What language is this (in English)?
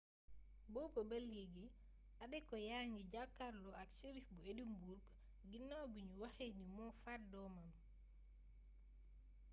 Wolof